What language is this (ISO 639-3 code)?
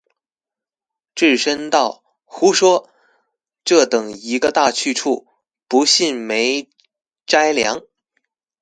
zho